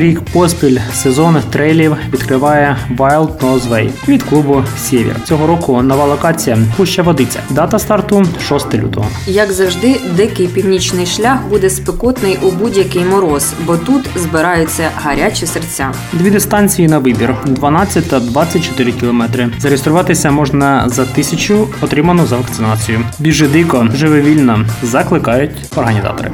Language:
Ukrainian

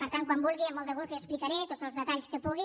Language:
Catalan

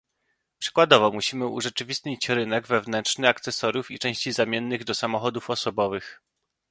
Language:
Polish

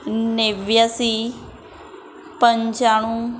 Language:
Gujarati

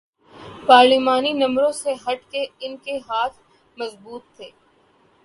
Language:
Urdu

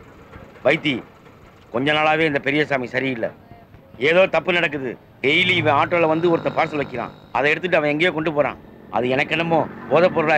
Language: Indonesian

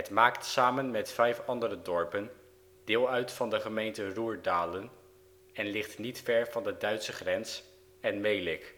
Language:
Dutch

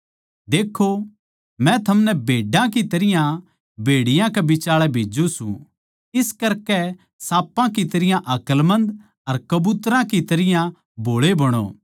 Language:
Haryanvi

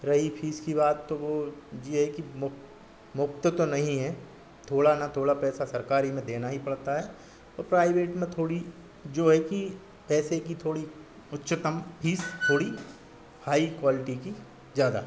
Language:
Hindi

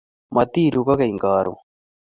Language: Kalenjin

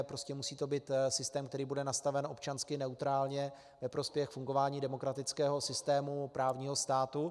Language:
Czech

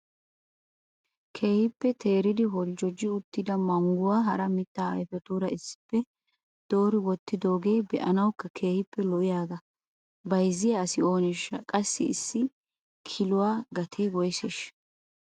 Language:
Wolaytta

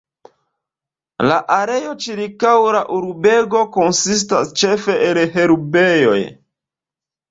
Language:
Esperanto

